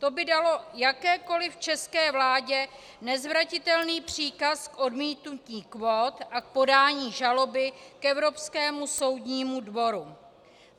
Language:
Czech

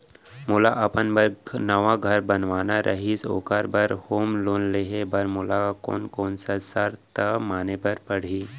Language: Chhattisgarhi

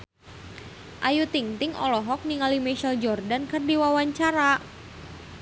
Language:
Sundanese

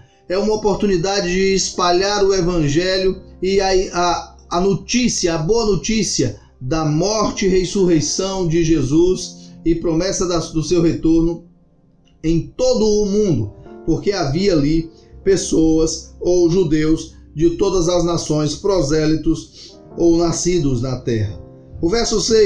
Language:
Portuguese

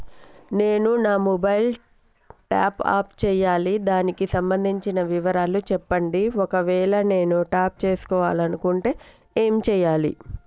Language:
Telugu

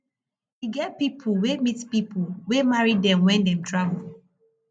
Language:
Nigerian Pidgin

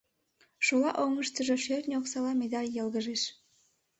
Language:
Mari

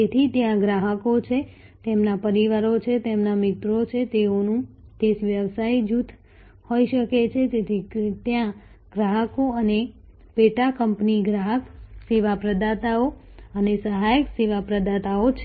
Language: Gujarati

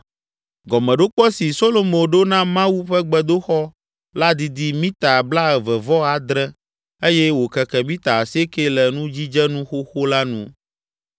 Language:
Ewe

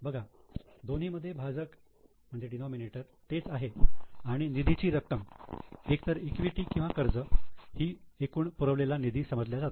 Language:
Marathi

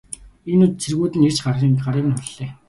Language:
Mongolian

